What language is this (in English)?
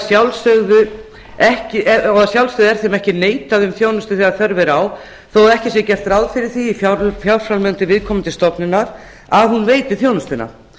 Icelandic